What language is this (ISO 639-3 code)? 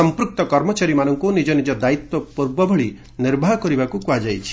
ori